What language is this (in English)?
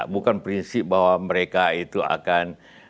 Indonesian